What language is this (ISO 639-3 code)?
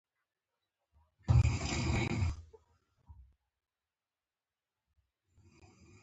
pus